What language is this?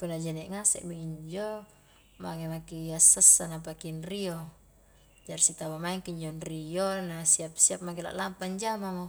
Highland Konjo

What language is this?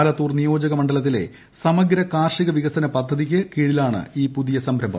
Malayalam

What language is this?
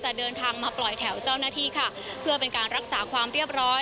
Thai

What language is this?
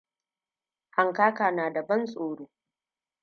Hausa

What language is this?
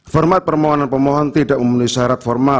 Indonesian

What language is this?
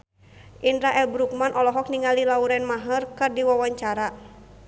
Sundanese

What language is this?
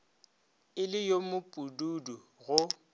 Northern Sotho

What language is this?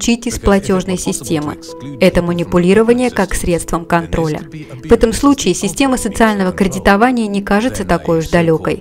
Russian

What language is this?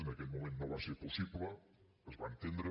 Catalan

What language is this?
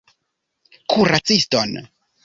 Esperanto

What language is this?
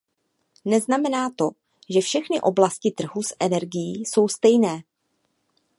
Czech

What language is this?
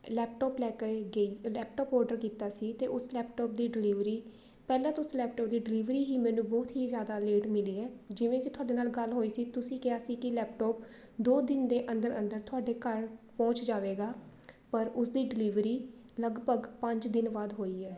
Punjabi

